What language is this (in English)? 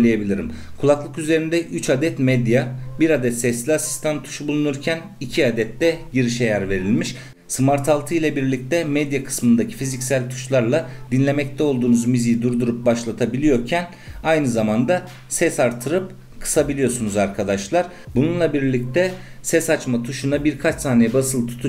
Turkish